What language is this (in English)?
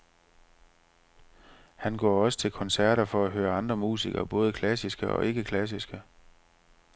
Danish